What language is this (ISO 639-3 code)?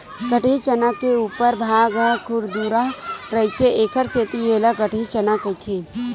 hne